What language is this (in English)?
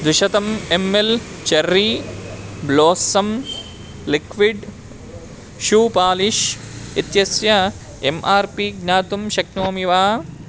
Sanskrit